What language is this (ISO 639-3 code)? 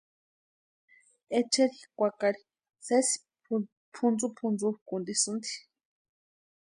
pua